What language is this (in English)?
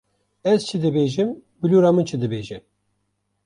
Kurdish